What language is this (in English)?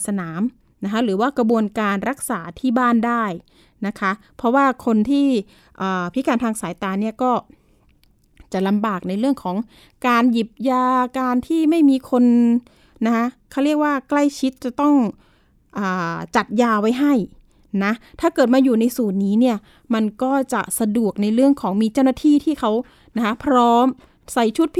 Thai